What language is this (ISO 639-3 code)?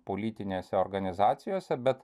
lit